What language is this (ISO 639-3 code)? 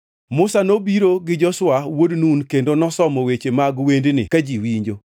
luo